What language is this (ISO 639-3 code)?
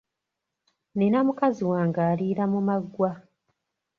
lug